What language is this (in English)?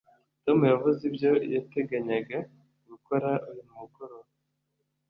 Kinyarwanda